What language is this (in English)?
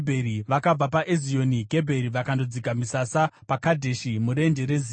Shona